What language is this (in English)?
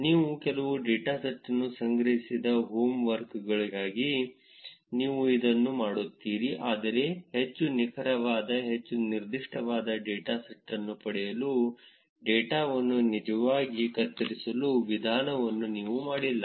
Kannada